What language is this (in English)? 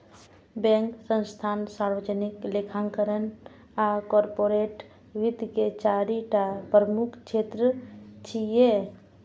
Maithili